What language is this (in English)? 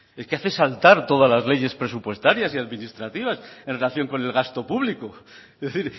Spanish